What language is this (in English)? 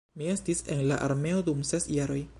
Esperanto